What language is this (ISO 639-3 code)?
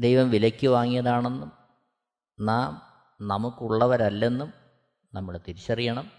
mal